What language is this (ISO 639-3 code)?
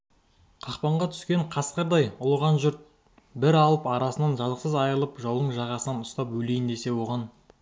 kaz